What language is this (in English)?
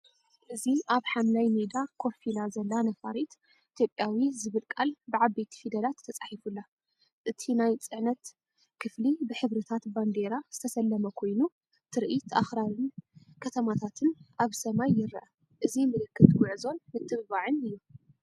Tigrinya